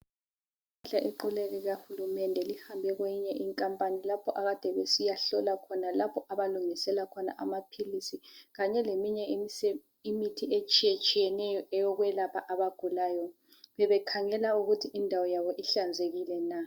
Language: North Ndebele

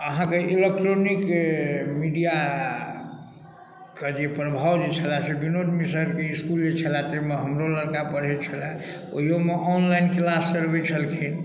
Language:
Maithili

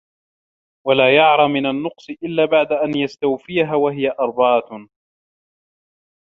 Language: Arabic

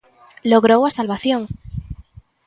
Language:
Galician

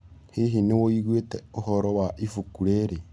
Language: Kikuyu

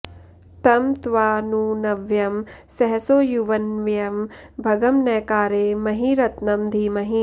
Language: Sanskrit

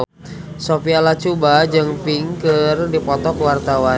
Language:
Sundanese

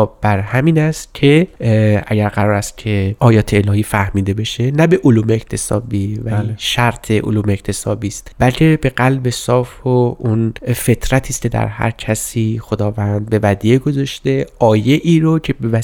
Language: Persian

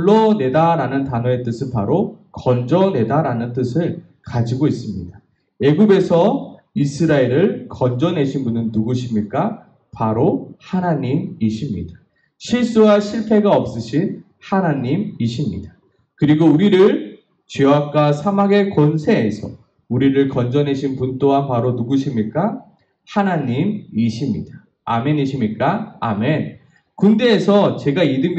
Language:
Korean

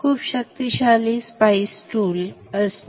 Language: Marathi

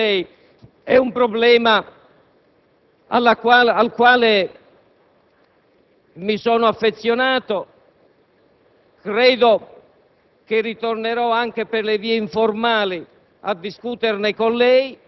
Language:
Italian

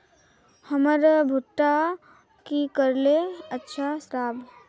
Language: Magahi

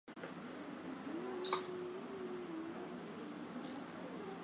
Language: Swahili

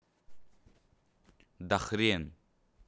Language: Russian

